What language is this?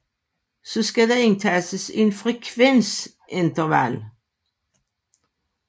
Danish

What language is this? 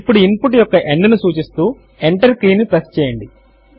Telugu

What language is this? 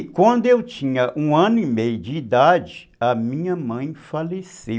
Portuguese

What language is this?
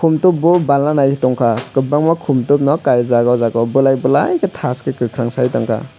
Kok Borok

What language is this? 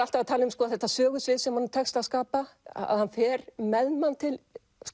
Icelandic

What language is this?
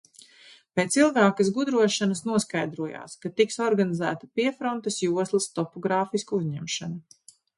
Latvian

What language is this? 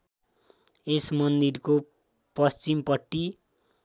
Nepali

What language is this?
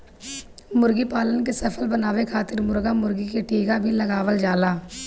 Bhojpuri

